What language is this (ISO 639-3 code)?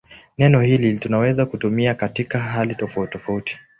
swa